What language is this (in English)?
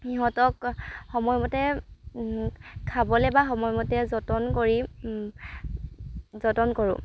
Assamese